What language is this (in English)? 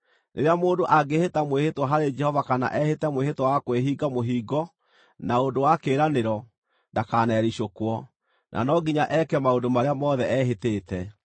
Kikuyu